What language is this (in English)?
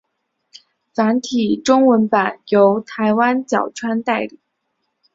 Chinese